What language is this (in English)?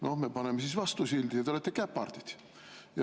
Estonian